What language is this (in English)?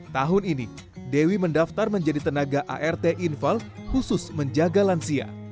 Indonesian